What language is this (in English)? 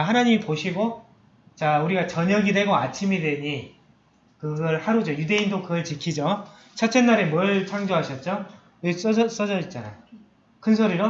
Korean